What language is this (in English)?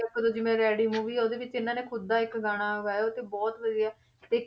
Punjabi